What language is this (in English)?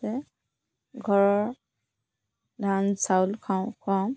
Assamese